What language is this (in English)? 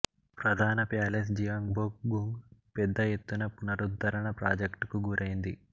Telugu